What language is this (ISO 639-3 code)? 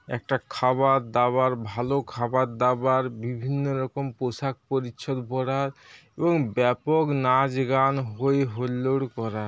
ben